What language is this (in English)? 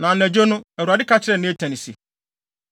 Akan